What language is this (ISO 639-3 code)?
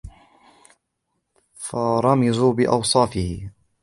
ara